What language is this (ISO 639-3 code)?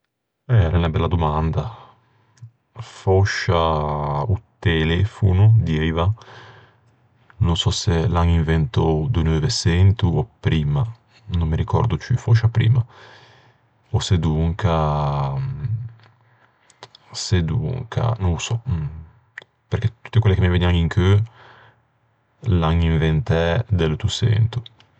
lij